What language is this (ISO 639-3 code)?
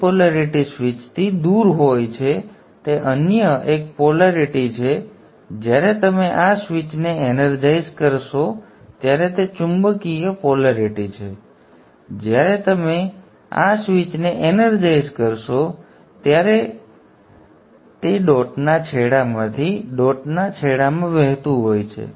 guj